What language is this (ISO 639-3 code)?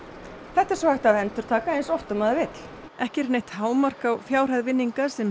isl